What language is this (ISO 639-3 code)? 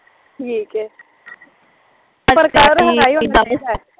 pan